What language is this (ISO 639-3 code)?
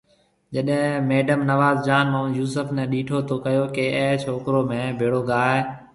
mve